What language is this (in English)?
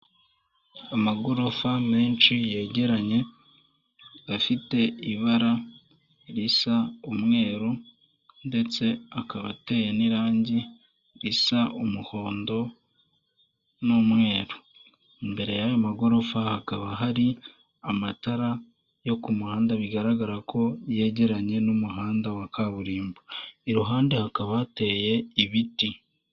Kinyarwanda